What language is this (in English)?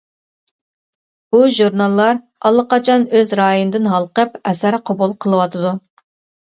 Uyghur